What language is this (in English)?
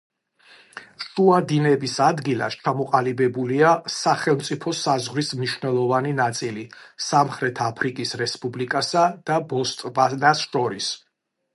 Georgian